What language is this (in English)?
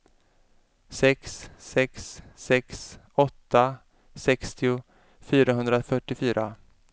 Swedish